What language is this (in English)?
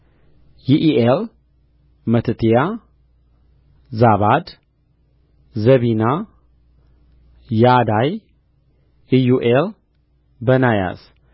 Amharic